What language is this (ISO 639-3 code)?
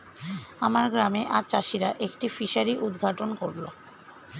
ben